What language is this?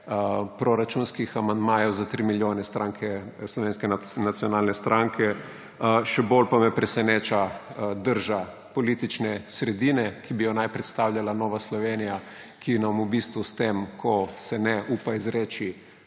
Slovenian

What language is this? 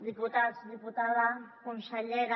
Catalan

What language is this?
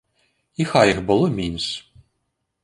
Belarusian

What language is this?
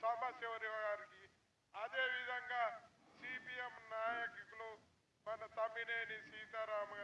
Turkish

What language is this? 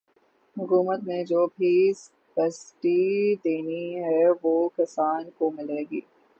Urdu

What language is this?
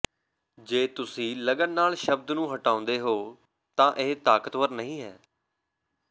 Punjabi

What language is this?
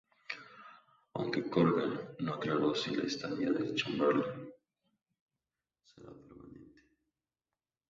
Spanish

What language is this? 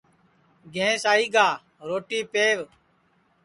Sansi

